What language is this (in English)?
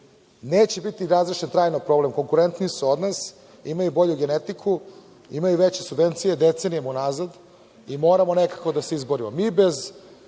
Serbian